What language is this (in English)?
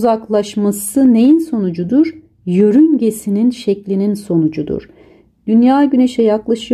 Turkish